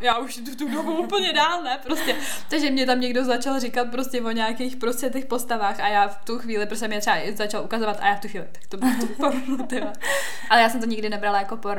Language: Czech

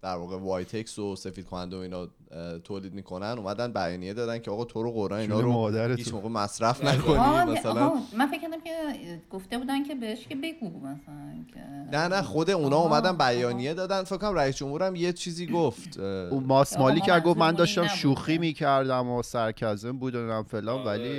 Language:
Persian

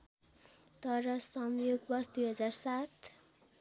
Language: Nepali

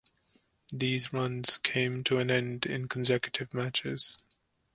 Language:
English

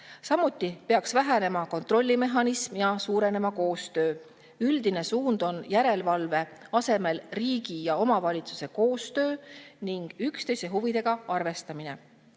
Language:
Estonian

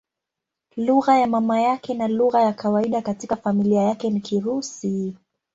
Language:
Swahili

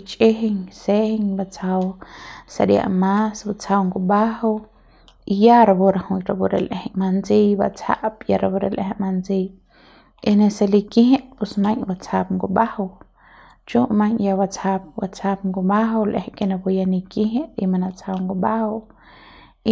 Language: Central Pame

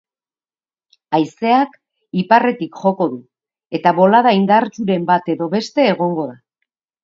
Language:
Basque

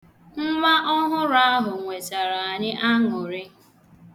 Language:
Igbo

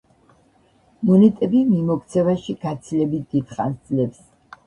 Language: Georgian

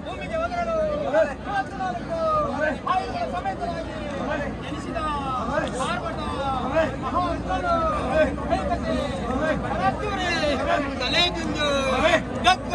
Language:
Korean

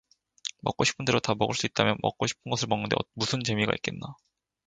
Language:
Korean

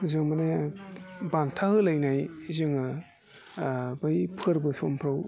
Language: Bodo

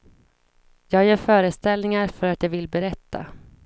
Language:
Swedish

